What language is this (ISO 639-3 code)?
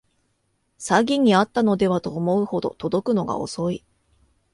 jpn